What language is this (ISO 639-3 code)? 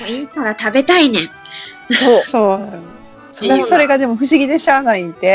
jpn